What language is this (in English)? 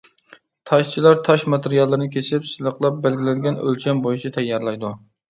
Uyghur